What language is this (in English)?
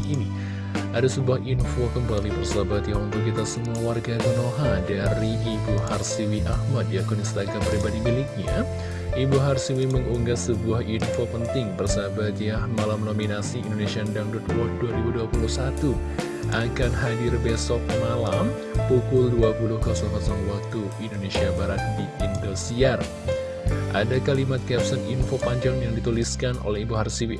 Indonesian